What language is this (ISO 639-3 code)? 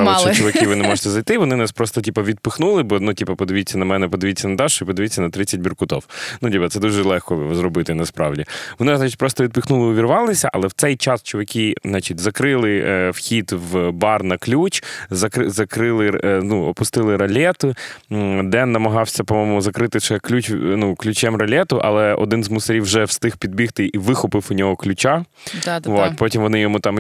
ukr